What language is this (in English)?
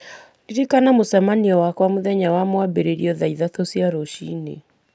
Kikuyu